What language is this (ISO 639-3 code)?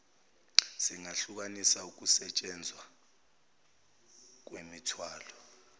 zul